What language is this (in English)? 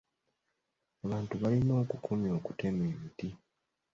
Ganda